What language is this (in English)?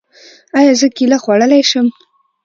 Pashto